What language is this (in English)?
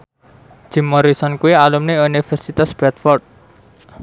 Javanese